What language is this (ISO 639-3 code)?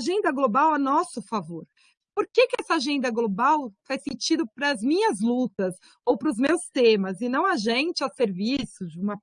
por